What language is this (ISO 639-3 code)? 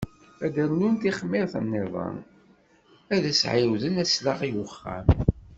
kab